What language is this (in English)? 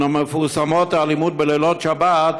Hebrew